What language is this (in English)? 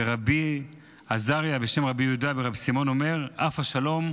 Hebrew